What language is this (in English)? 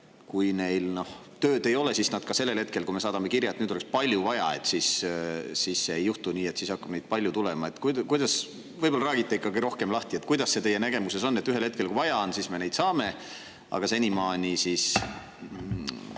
Estonian